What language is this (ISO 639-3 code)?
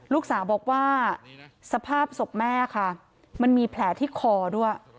tha